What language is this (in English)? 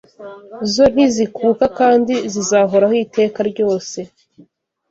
Kinyarwanda